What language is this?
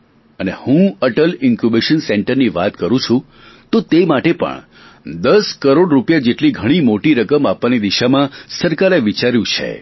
Gujarati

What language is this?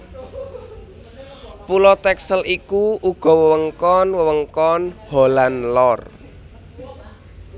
Javanese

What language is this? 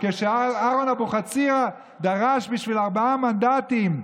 Hebrew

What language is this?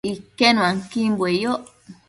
Matsés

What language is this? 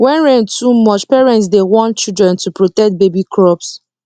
Nigerian Pidgin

